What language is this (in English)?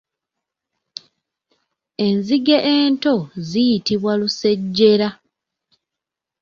Ganda